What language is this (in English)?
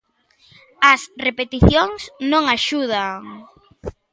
Galician